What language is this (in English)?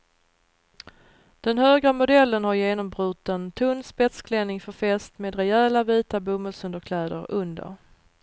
Swedish